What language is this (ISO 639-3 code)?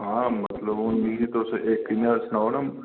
doi